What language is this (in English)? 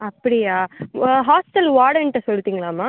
Tamil